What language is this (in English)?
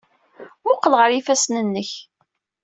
Kabyle